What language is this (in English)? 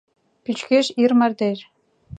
Mari